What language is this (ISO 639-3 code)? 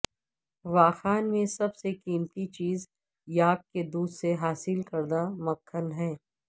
urd